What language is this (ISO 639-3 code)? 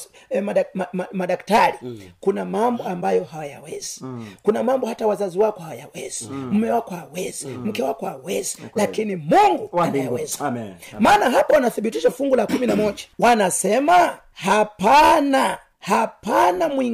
swa